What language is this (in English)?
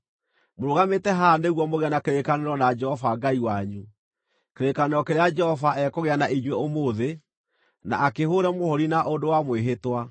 Kikuyu